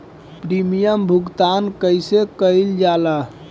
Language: Bhojpuri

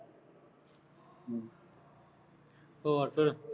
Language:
Punjabi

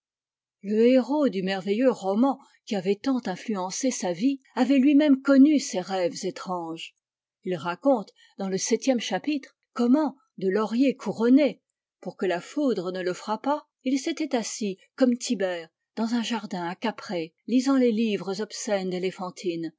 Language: French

